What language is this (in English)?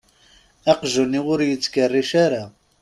Kabyle